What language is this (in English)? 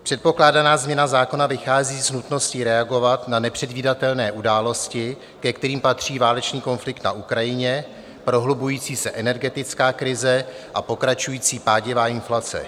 Czech